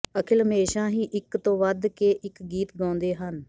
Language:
Punjabi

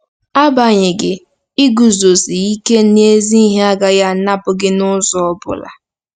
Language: Igbo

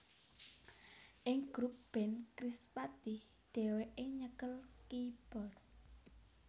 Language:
Javanese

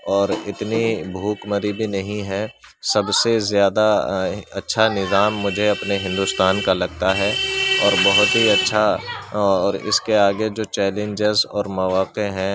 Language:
Urdu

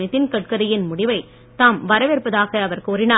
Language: Tamil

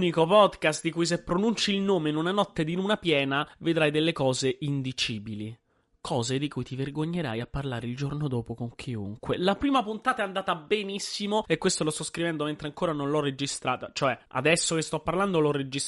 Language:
Italian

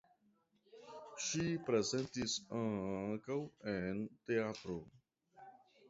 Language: Esperanto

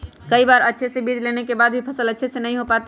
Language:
Magahi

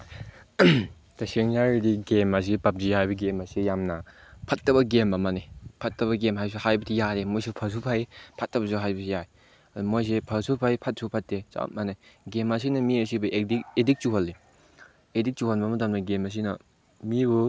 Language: Manipuri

